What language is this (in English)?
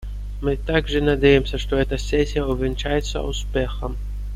Russian